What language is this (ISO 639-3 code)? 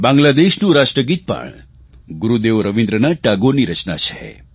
guj